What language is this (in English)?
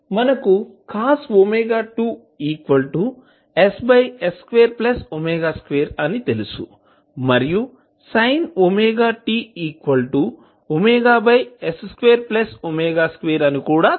Telugu